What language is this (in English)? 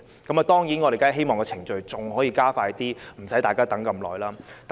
Cantonese